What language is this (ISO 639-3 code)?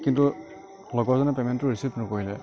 asm